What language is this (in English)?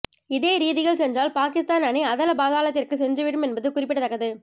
Tamil